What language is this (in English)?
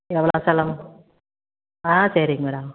Tamil